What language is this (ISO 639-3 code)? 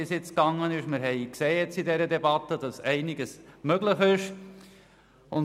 gsw